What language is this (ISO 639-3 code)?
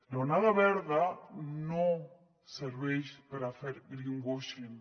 cat